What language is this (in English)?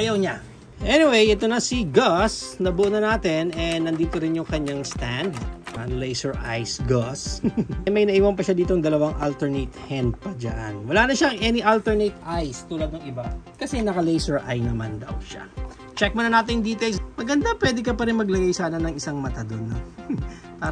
Filipino